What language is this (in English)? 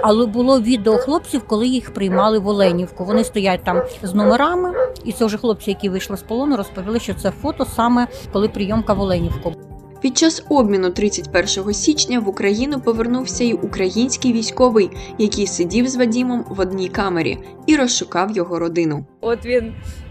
Ukrainian